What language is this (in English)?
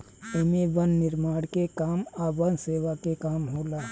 Bhojpuri